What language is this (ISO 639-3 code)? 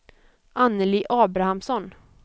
swe